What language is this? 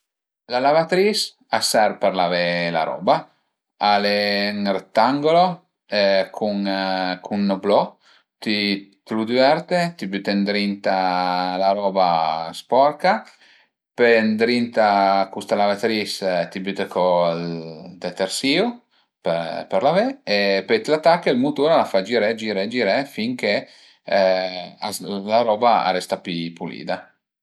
Piedmontese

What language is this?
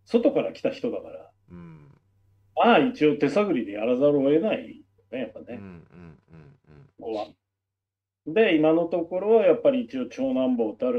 Japanese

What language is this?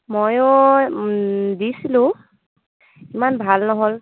Assamese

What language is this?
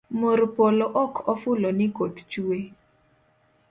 Luo (Kenya and Tanzania)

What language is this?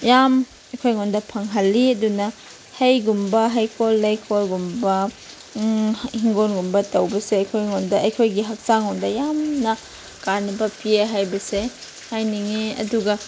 Manipuri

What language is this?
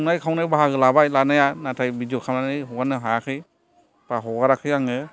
Bodo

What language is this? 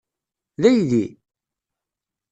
Kabyle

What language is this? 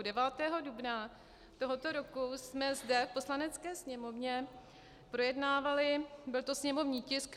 Czech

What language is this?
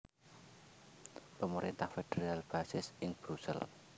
Javanese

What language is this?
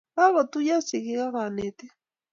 Kalenjin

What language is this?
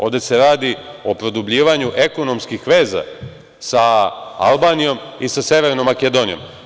Serbian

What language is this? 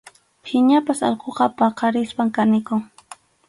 Arequipa-La Unión Quechua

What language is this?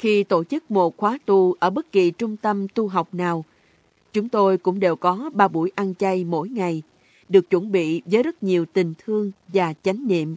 Vietnamese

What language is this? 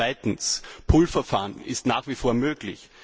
German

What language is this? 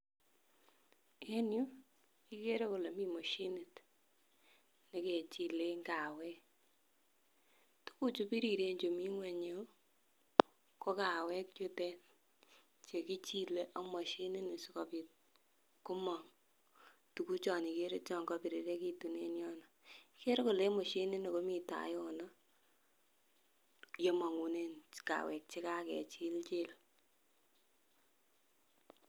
Kalenjin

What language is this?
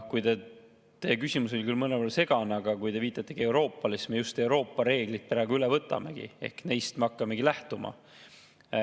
Estonian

